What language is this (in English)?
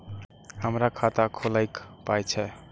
Maithili